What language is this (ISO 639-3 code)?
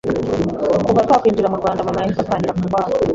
kin